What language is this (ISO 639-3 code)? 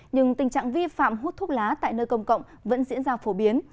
vie